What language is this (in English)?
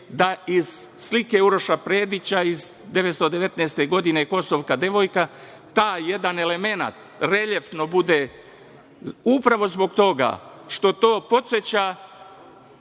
Serbian